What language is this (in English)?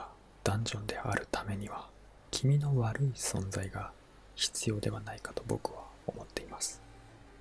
Japanese